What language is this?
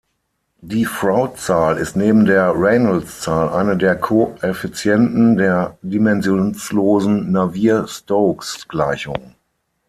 German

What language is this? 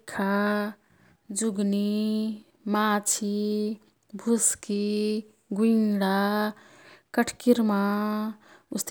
Kathoriya Tharu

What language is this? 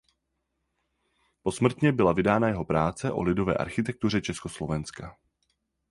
Czech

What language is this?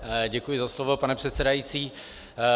Czech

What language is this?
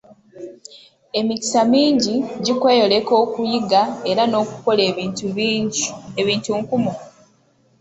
Ganda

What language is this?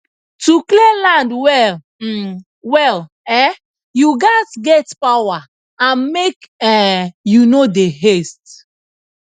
Nigerian Pidgin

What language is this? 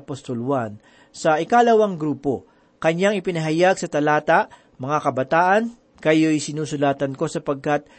Filipino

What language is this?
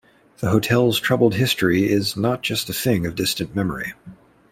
English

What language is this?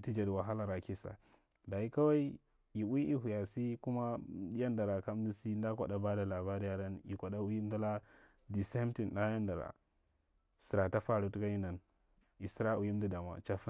Marghi Central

